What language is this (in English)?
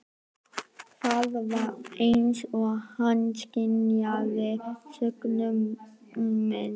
Icelandic